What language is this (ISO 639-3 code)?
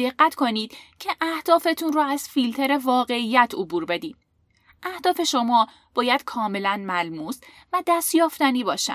fas